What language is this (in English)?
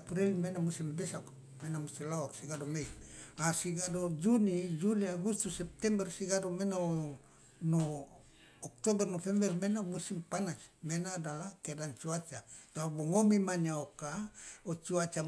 Loloda